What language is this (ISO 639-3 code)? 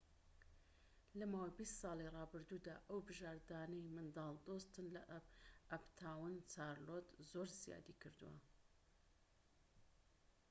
ckb